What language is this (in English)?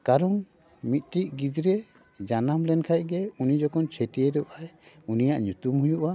Santali